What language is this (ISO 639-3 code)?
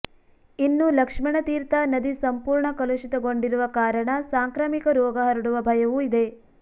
kan